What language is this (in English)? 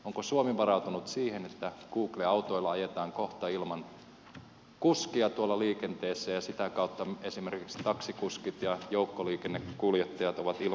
Finnish